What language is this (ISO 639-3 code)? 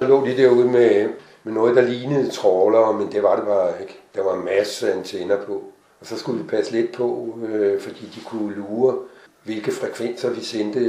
dan